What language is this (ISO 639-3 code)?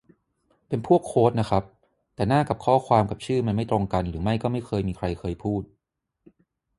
tha